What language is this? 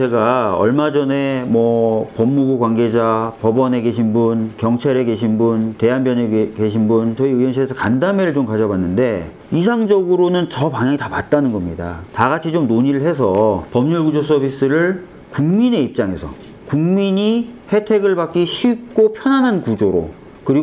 Korean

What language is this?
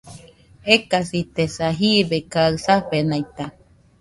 Nüpode Huitoto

